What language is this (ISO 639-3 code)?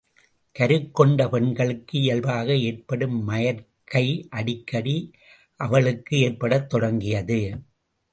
tam